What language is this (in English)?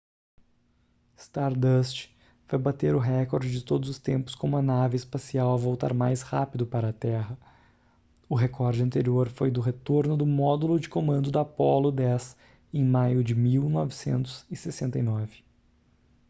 Portuguese